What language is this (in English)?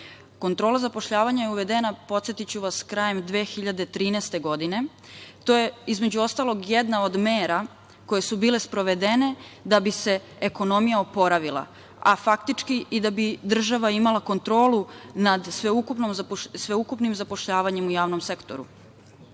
Serbian